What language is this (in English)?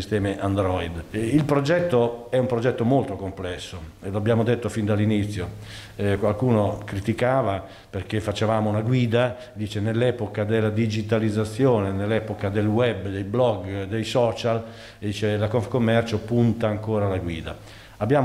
Italian